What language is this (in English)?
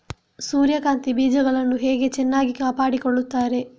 Kannada